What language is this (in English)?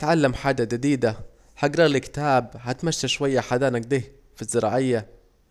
Saidi Arabic